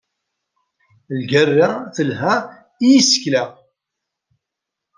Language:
Kabyle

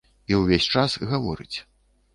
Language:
Belarusian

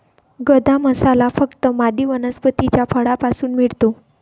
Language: Marathi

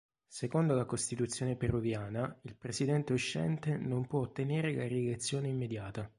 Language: Italian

